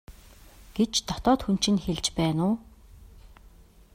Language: Mongolian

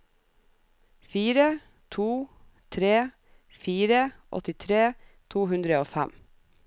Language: Norwegian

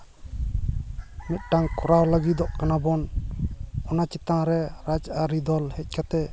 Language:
Santali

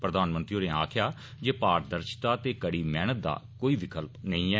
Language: Dogri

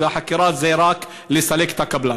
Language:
Hebrew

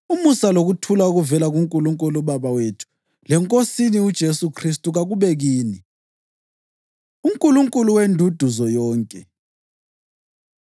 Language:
North Ndebele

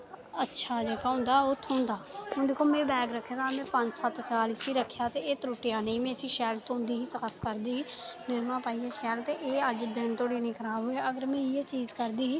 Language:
Dogri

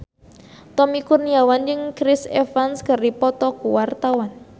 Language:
Sundanese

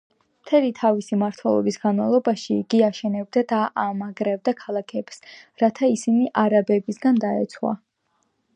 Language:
Georgian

